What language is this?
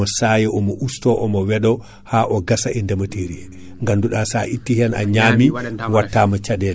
Fula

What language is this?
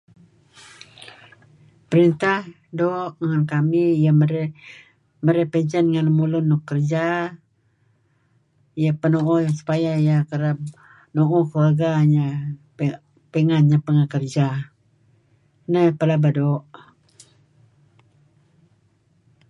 Kelabit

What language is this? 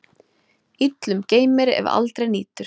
Icelandic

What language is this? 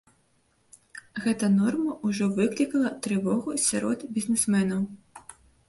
Belarusian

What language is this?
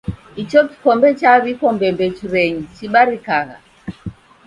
Taita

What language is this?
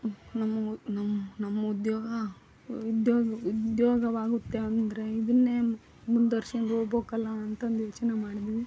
Kannada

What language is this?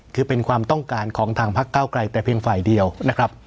Thai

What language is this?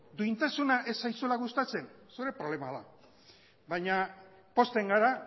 Basque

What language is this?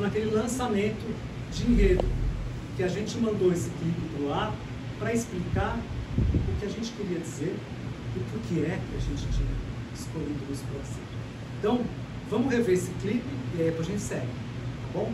Portuguese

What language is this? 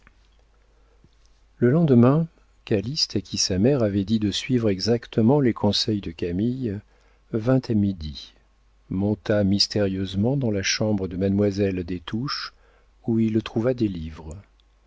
French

